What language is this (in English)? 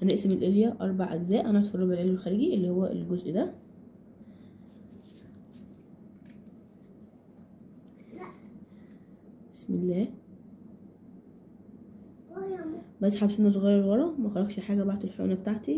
Arabic